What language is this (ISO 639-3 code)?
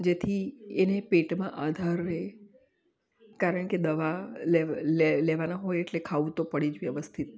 guj